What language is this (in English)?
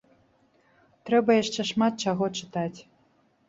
Belarusian